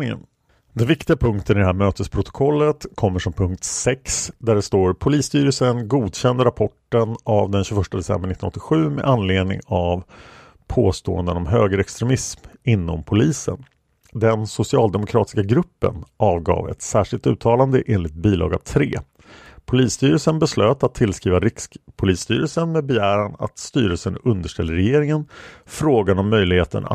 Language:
Swedish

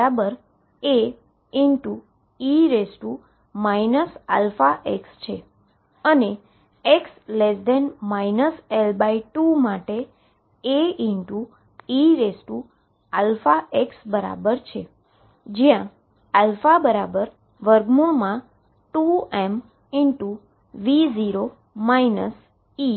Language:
Gujarati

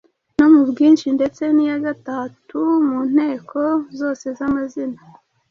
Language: Kinyarwanda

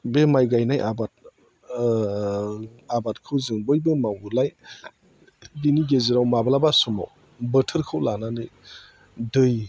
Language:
Bodo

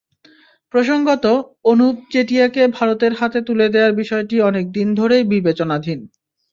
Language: Bangla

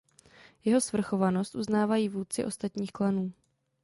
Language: Czech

